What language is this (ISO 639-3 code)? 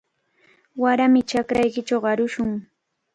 qvl